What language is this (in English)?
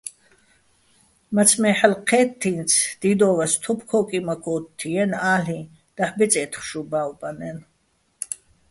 Bats